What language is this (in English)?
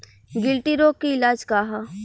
Bhojpuri